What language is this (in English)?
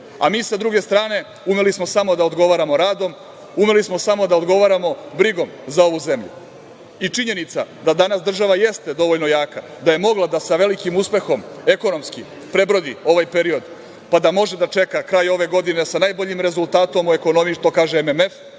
Serbian